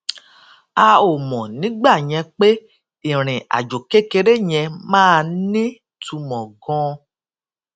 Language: Yoruba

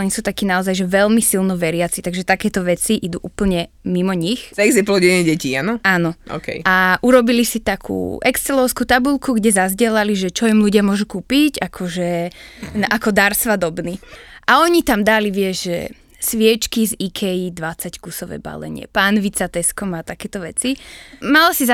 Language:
Slovak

